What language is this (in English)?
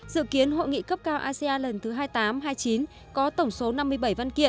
Vietnamese